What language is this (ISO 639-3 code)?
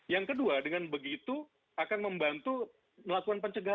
ind